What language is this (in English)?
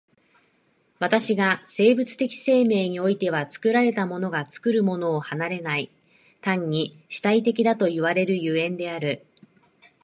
Japanese